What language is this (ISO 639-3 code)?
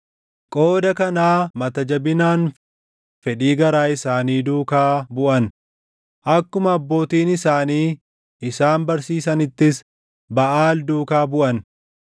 orm